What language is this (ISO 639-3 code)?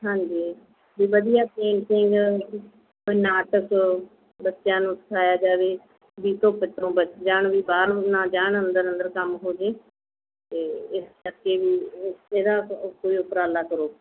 pan